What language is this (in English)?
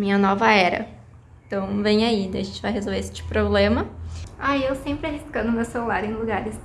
Portuguese